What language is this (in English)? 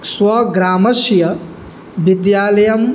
Sanskrit